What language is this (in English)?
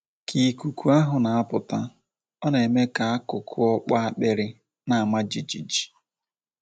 Igbo